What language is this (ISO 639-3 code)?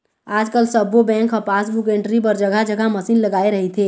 hne